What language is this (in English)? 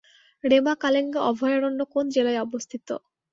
Bangla